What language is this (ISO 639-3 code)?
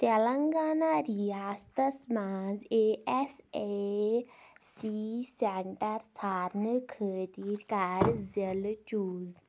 kas